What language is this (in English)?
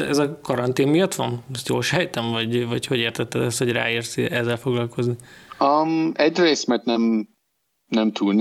Hungarian